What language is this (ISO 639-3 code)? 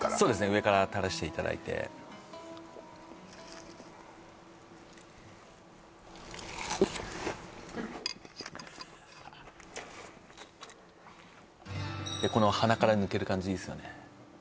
jpn